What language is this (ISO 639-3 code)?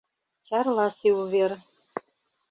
chm